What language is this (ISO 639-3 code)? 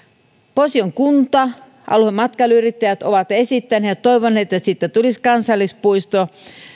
fin